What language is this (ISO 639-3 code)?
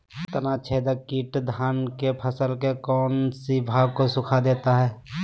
mag